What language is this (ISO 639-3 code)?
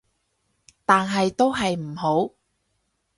yue